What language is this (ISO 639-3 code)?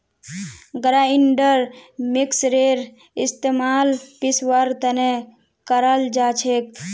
mag